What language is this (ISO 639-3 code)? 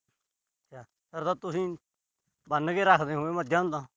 pan